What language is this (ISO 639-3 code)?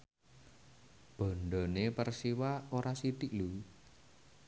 jav